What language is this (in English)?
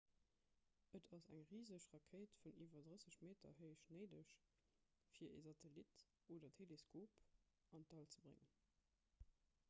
Luxembourgish